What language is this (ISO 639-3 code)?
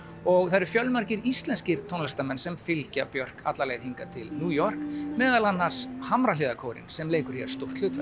isl